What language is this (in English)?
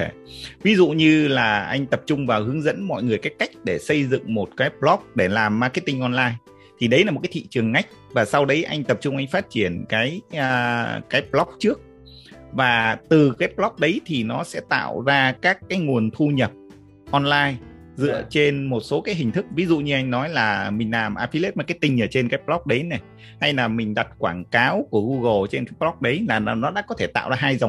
Vietnamese